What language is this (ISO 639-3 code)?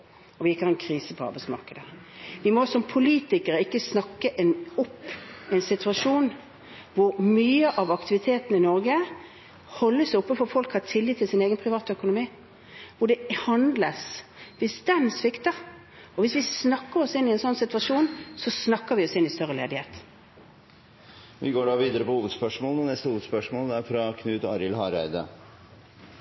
nor